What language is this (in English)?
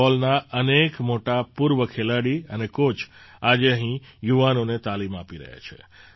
Gujarati